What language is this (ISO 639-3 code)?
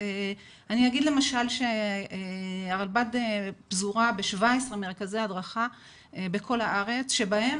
heb